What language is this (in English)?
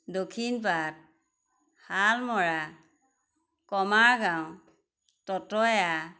Assamese